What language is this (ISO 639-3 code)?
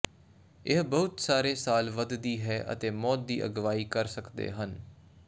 pan